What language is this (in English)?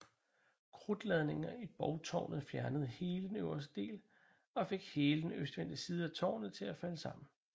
Danish